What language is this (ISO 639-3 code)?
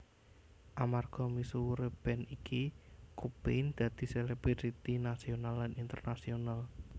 jav